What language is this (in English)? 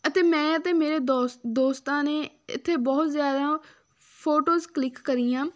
Punjabi